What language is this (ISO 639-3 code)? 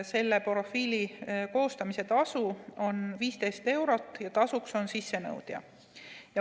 est